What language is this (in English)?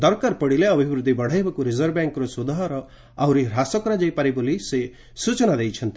Odia